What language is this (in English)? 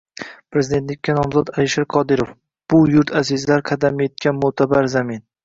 Uzbek